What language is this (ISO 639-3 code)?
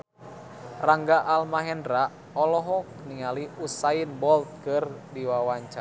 sun